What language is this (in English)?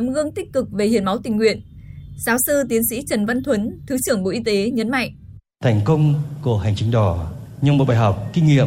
Vietnamese